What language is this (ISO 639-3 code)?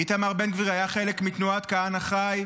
heb